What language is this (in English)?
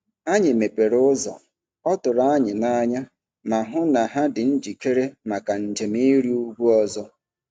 Igbo